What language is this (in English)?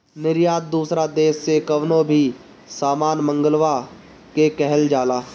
Bhojpuri